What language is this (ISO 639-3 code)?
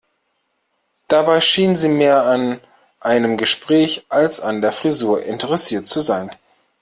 deu